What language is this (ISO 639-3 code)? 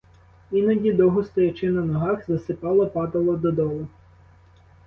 ukr